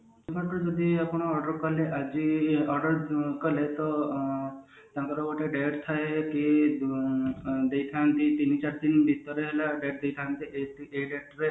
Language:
Odia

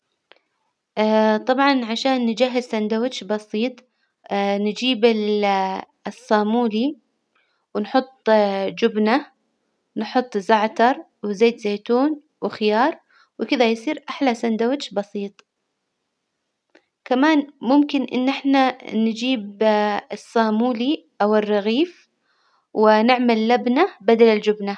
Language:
Hijazi Arabic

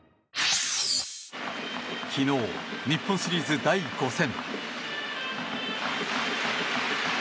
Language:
Japanese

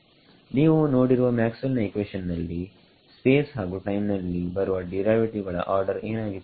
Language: Kannada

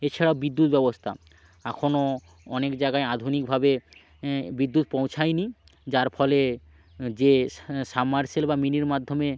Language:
Bangla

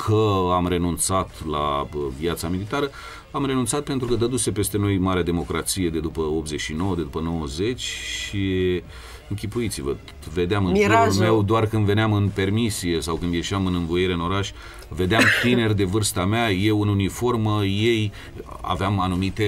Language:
Romanian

